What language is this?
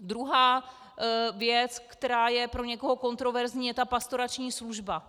Czech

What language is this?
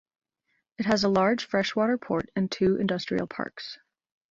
English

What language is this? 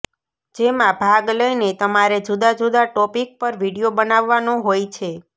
Gujarati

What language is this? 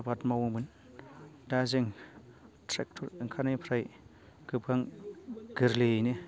Bodo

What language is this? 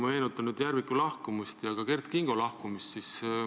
Estonian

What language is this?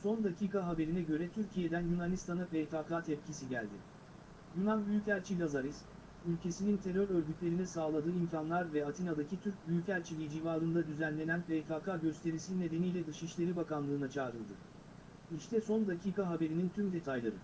Turkish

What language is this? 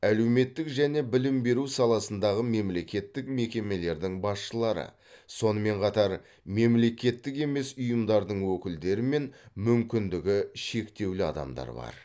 Kazakh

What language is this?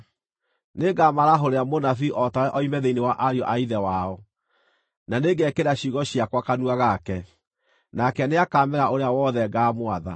Kikuyu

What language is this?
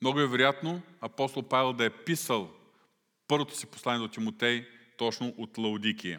Bulgarian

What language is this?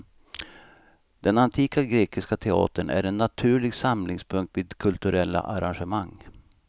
Swedish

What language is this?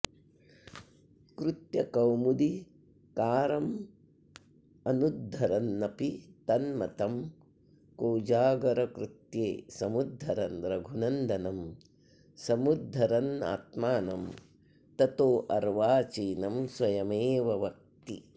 Sanskrit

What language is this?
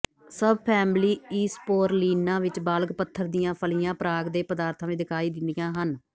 Punjabi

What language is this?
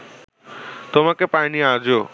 Bangla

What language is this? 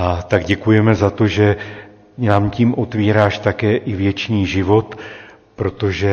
Czech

